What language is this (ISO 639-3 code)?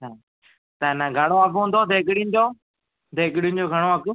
snd